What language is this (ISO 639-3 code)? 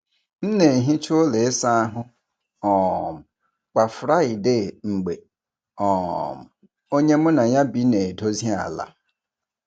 ibo